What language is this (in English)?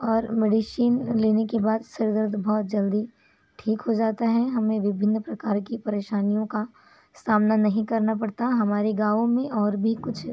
Hindi